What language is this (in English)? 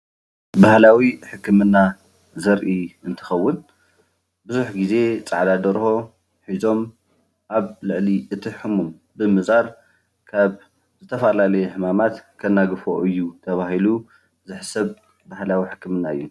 Tigrinya